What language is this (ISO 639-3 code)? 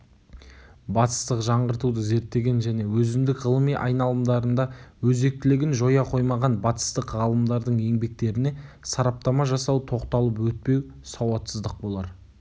kaz